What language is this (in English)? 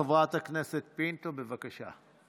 Hebrew